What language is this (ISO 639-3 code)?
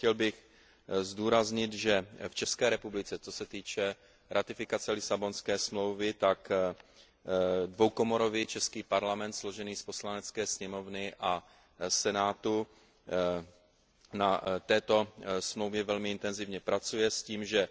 ces